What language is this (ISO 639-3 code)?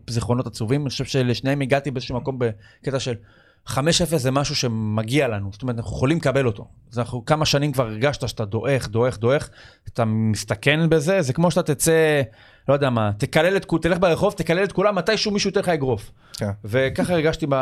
heb